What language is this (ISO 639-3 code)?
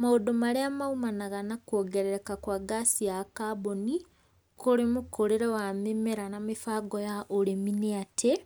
kik